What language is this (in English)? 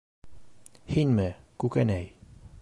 Bashkir